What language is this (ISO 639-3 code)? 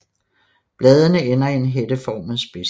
dan